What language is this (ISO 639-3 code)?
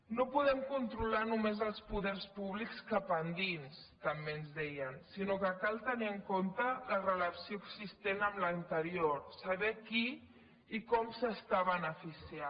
cat